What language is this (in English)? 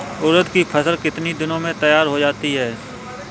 Hindi